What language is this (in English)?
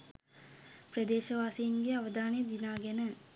Sinhala